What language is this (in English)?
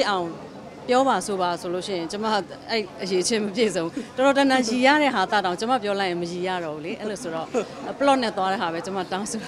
Korean